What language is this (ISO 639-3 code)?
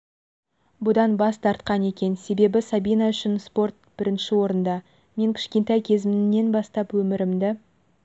kaz